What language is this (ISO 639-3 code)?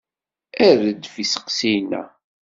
kab